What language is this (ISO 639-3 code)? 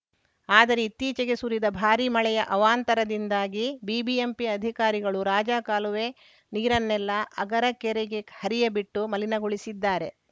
kan